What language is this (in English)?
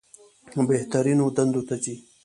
Pashto